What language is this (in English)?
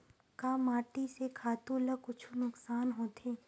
Chhattisgarhi